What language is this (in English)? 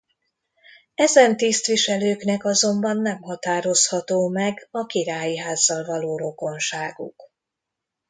Hungarian